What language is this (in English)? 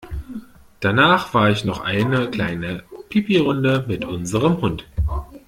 German